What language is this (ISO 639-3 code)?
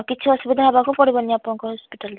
ori